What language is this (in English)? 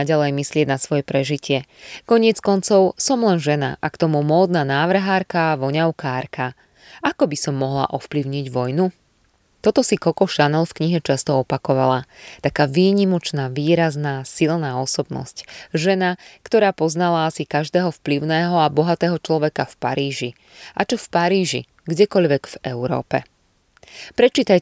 Slovak